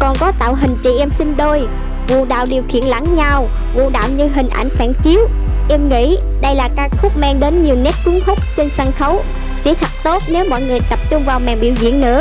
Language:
Vietnamese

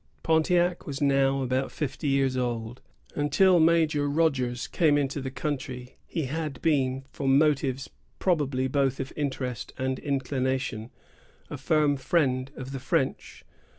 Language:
English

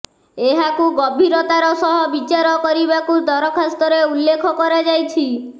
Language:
Odia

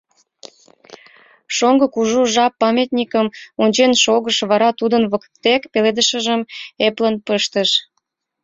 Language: Mari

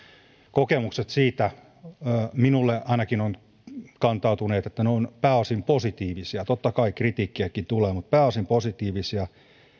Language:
Finnish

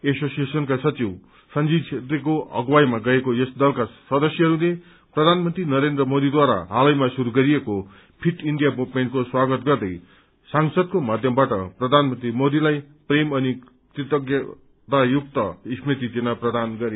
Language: Nepali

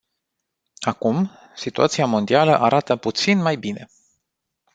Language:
Romanian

